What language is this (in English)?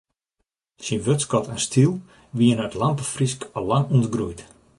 Western Frisian